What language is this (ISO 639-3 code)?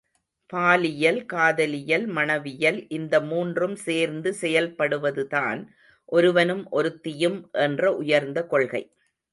tam